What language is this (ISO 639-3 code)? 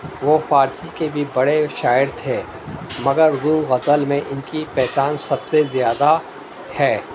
urd